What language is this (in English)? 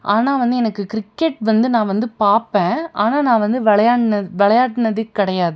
Tamil